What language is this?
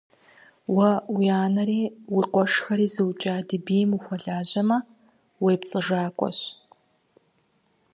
Kabardian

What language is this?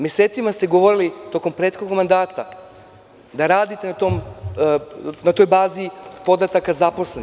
Serbian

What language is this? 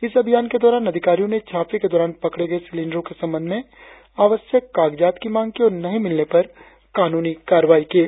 Hindi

